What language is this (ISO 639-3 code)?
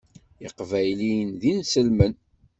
kab